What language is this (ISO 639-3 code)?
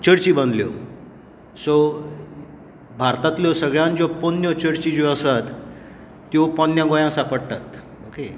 kok